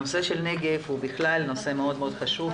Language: Hebrew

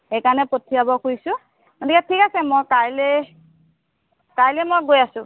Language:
Assamese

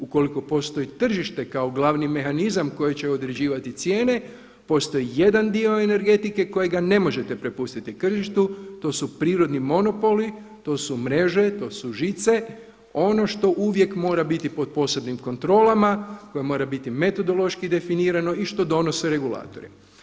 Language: Croatian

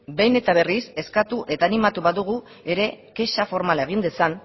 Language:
Basque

